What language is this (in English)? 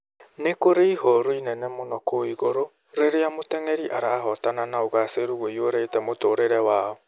Kikuyu